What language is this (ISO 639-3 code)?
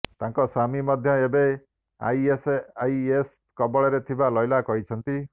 ori